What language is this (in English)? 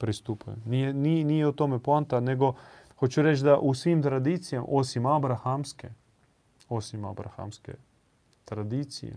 Croatian